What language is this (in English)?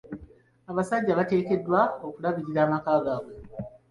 Ganda